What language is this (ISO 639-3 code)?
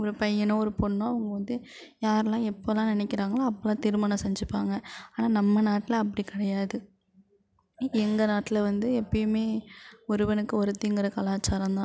tam